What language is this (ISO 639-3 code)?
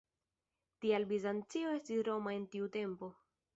epo